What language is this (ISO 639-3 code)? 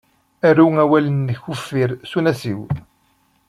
kab